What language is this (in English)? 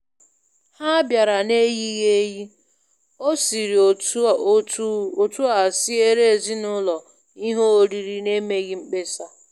Igbo